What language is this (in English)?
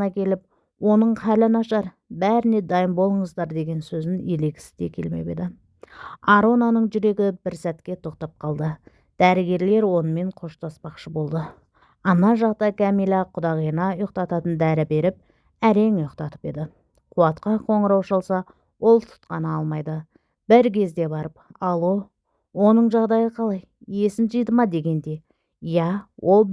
Turkish